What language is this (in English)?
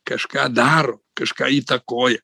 Lithuanian